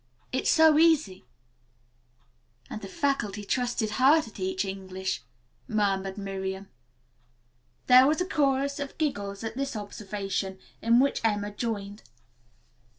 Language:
English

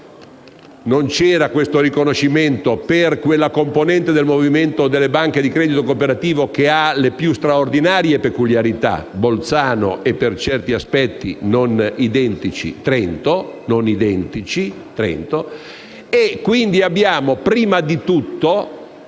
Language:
Italian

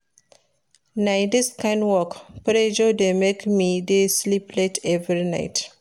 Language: Nigerian Pidgin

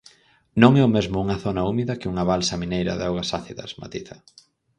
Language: Galician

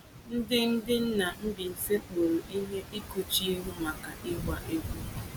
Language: Igbo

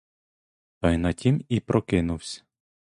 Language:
Ukrainian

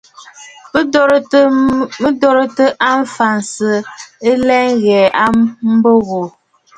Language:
Bafut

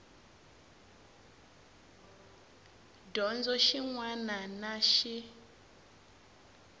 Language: Tsonga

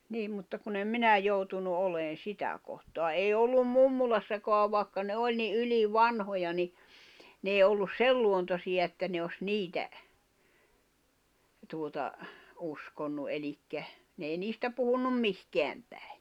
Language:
Finnish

